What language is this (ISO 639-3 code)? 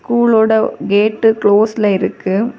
tam